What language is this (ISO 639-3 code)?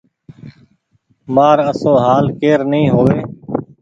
gig